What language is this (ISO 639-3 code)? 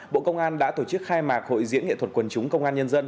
vie